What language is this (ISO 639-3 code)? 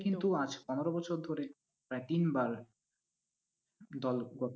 ben